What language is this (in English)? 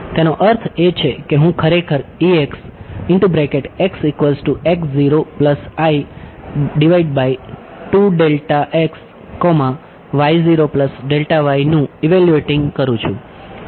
Gujarati